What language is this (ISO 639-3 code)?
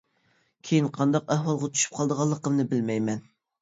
uig